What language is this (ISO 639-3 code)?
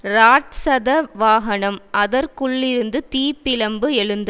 tam